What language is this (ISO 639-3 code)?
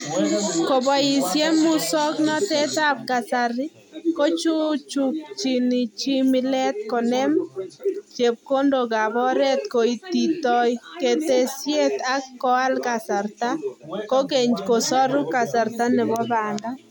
kln